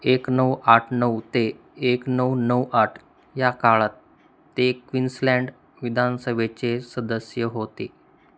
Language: Marathi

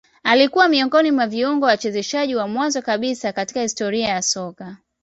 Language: Swahili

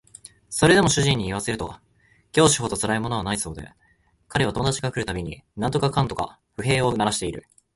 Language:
Japanese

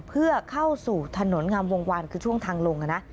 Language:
Thai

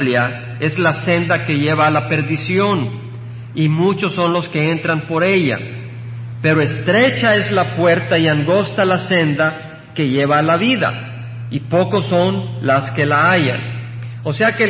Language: Spanish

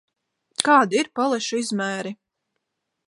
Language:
Latvian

